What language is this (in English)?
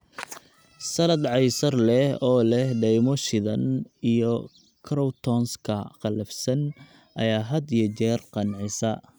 Somali